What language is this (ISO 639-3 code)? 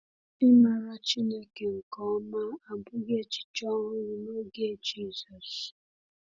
ibo